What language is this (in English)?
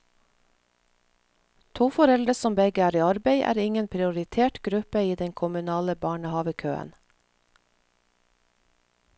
Norwegian